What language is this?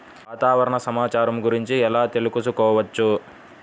Telugu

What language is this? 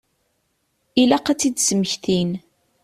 Kabyle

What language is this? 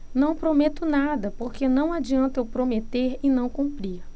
Portuguese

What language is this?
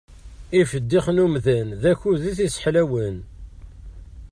Kabyle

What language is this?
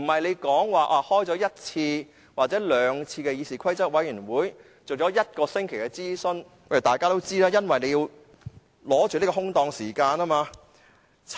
Cantonese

